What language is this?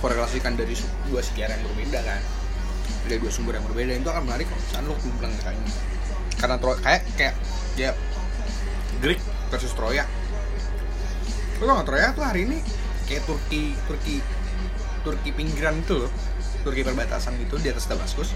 Indonesian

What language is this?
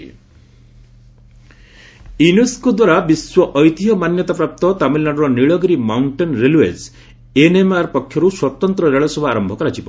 Odia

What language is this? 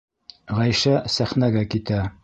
Bashkir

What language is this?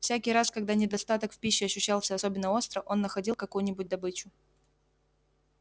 Russian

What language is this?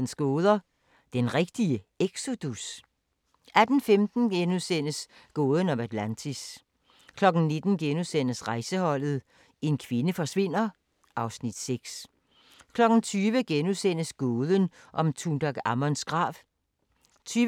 Danish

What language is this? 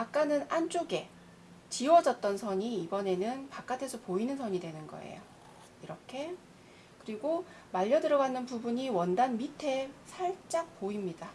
Korean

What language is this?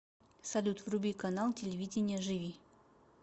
Russian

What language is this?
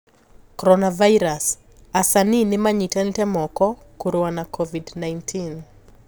Kikuyu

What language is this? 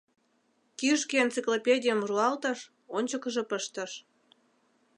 Mari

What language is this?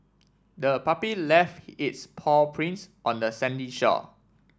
English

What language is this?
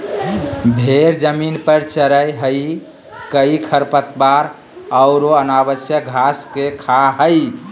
Magahi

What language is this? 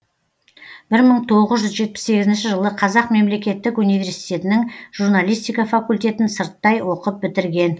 Kazakh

